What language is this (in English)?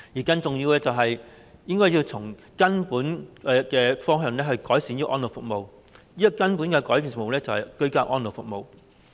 Cantonese